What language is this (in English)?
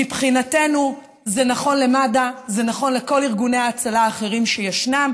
Hebrew